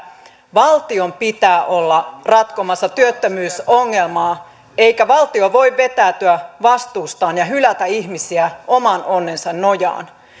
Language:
Finnish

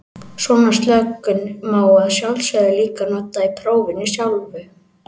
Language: Icelandic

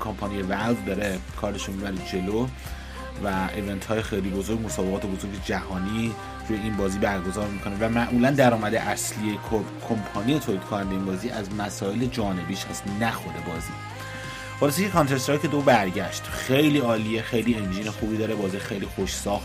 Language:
Persian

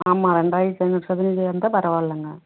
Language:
Tamil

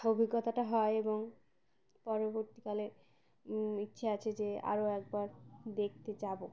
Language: Bangla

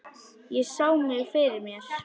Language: Icelandic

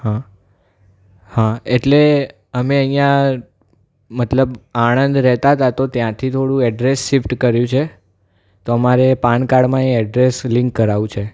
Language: Gujarati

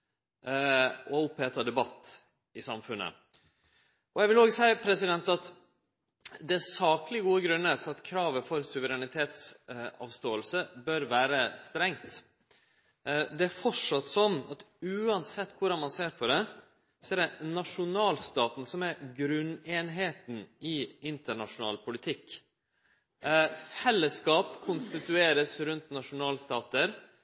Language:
Norwegian Nynorsk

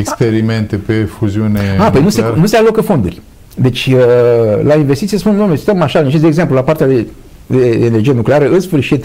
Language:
Romanian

